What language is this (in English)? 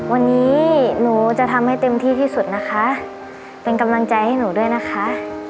Thai